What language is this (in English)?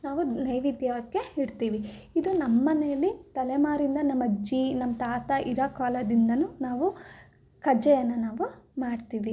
Kannada